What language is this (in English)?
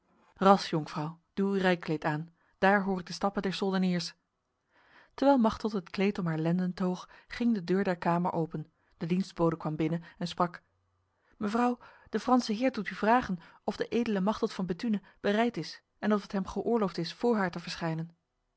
Dutch